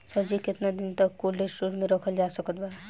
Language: Bhojpuri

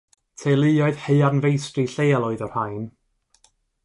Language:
Welsh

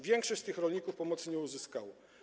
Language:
Polish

